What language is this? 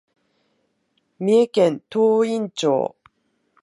Japanese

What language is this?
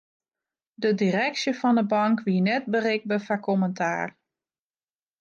Western Frisian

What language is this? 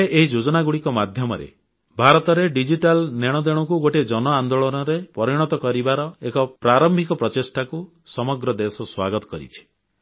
Odia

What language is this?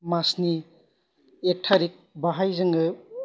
Bodo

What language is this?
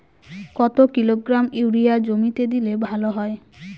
Bangla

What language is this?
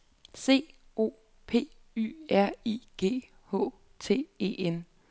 Danish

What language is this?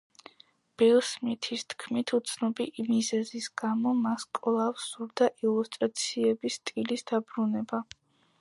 Georgian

